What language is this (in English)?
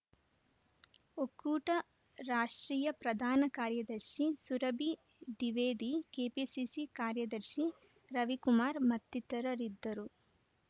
Kannada